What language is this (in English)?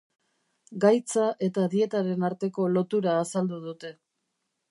Basque